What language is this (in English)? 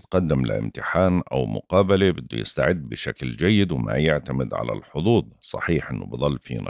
Arabic